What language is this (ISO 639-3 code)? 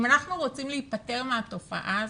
heb